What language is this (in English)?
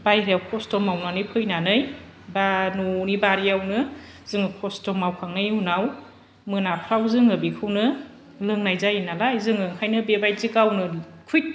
Bodo